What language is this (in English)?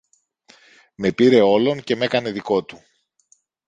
Greek